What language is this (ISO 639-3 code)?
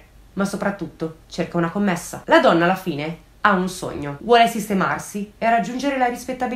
ita